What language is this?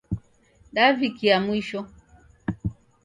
Taita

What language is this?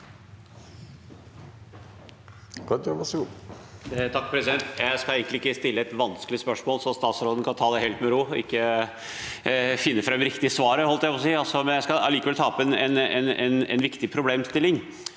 Norwegian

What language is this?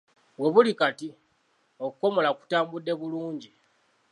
Ganda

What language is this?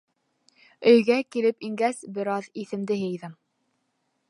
Bashkir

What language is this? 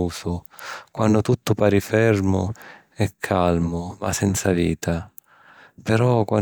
Sicilian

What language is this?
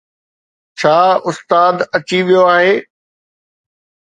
Sindhi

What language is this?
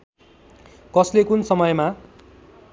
Nepali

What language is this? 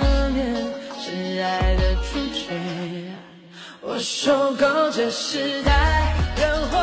Chinese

